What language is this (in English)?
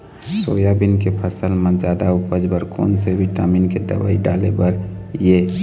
Chhattisgarhi